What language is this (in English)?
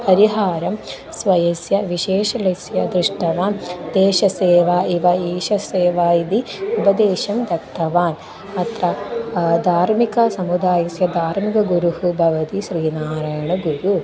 Sanskrit